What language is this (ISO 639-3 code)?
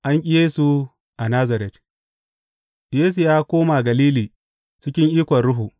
hau